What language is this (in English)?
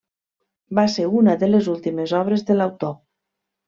Catalan